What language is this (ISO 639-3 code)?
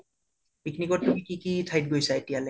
asm